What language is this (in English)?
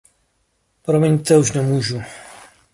Czech